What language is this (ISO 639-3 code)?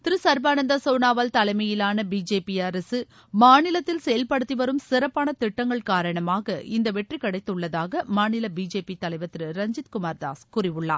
tam